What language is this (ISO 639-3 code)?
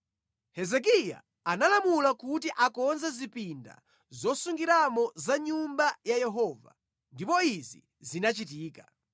nya